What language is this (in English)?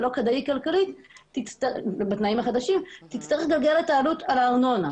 Hebrew